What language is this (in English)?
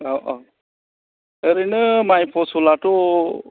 Bodo